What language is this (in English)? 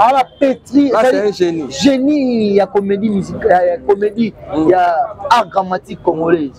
French